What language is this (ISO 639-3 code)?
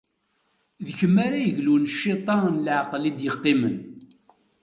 kab